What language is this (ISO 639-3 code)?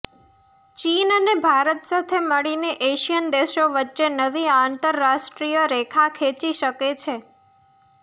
guj